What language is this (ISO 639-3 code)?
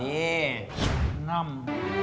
tha